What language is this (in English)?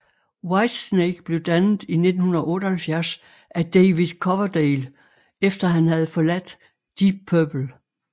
Danish